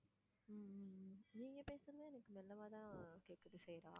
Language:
Tamil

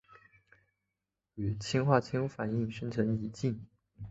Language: Chinese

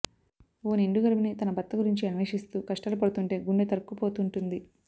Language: Telugu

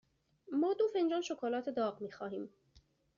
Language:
Persian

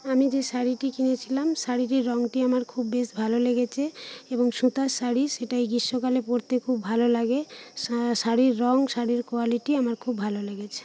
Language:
Bangla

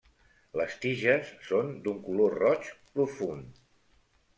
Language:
Catalan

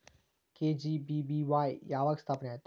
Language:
Kannada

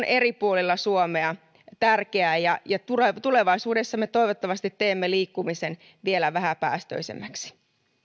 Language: Finnish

